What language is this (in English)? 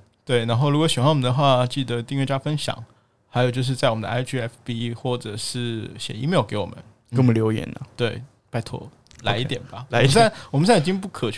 Chinese